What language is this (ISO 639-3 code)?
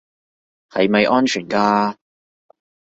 yue